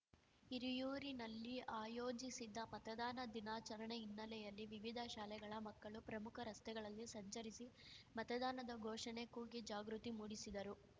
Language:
Kannada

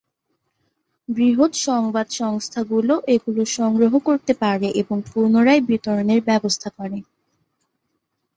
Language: Bangla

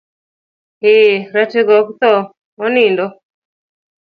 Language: Luo (Kenya and Tanzania)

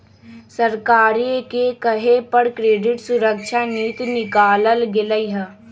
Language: Magahi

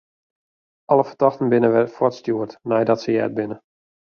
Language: Western Frisian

